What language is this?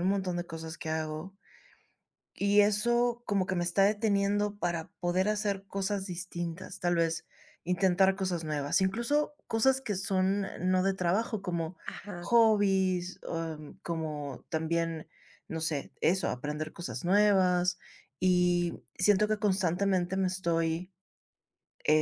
Spanish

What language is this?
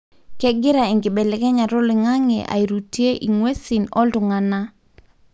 Masai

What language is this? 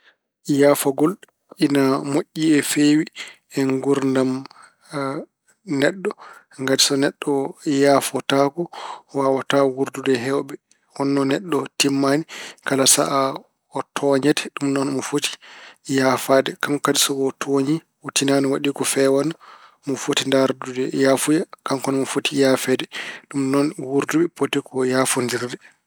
Fula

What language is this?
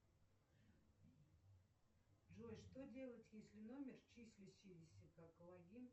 Russian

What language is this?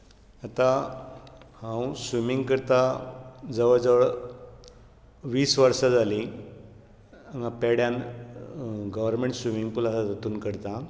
Konkani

